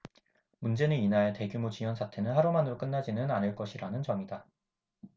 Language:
Korean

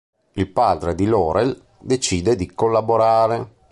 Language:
Italian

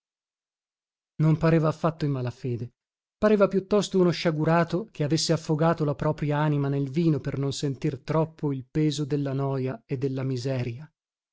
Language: Italian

